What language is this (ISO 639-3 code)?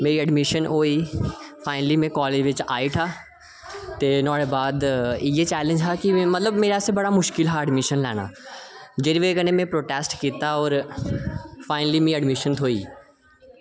doi